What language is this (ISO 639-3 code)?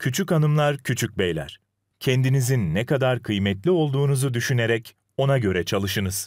tur